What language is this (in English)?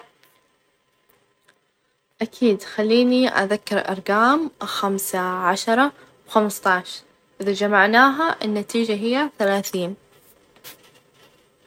Najdi Arabic